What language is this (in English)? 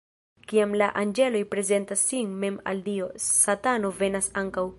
Esperanto